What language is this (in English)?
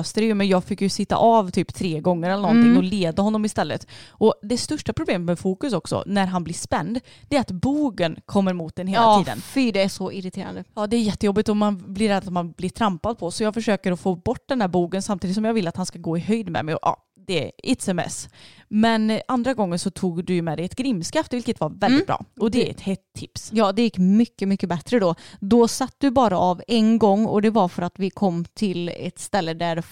Swedish